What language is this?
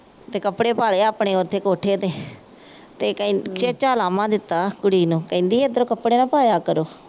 Punjabi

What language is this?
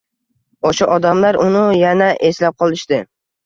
Uzbek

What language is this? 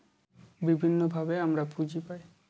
Bangla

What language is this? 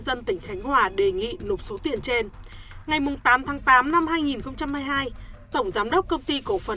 Vietnamese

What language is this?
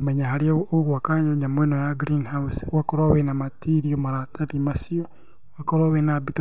Kikuyu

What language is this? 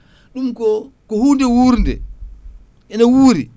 Fula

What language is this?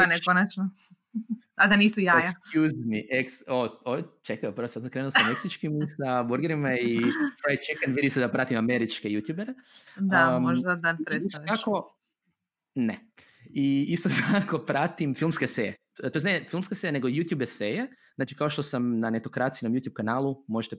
Croatian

